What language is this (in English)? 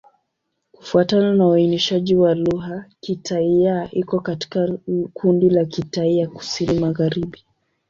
Swahili